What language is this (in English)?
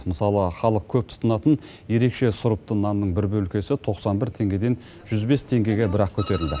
Kazakh